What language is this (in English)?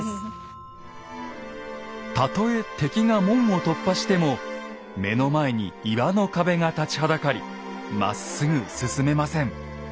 Japanese